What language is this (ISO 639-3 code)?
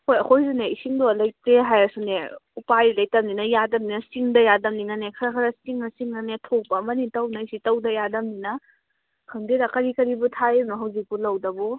mni